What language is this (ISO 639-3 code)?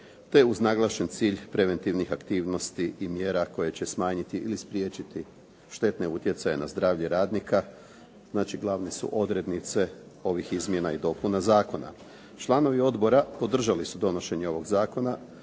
hrv